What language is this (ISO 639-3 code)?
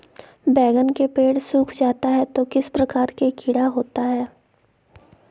mag